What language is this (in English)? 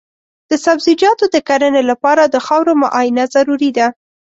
Pashto